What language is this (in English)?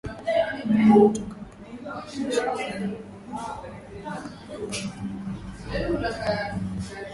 Swahili